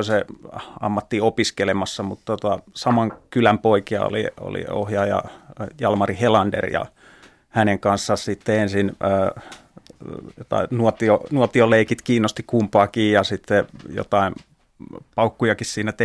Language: Finnish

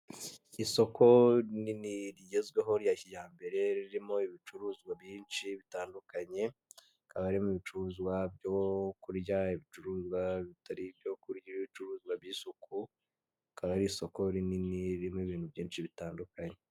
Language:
Kinyarwanda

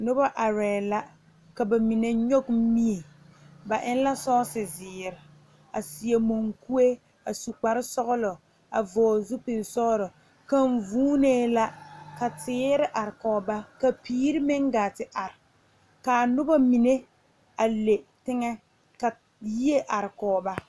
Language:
Southern Dagaare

